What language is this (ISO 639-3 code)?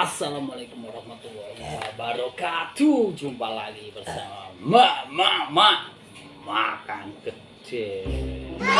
ind